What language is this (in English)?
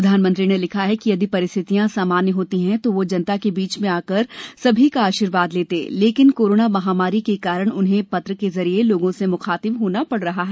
Hindi